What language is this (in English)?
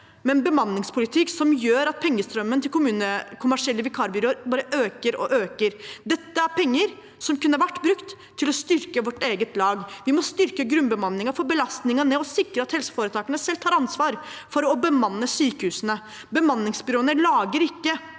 Norwegian